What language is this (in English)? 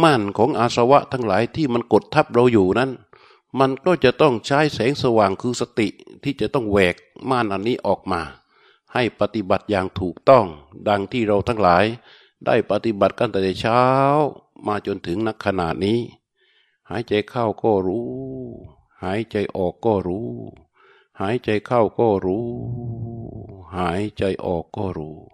Thai